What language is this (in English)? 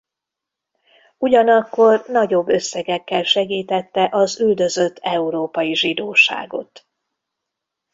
Hungarian